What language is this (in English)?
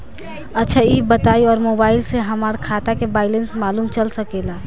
Bhojpuri